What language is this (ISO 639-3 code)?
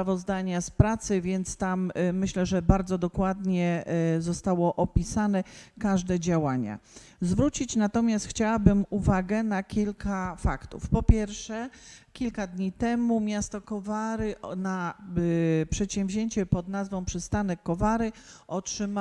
pol